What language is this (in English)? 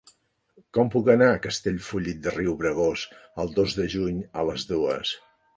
Catalan